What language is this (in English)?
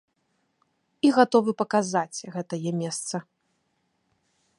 Belarusian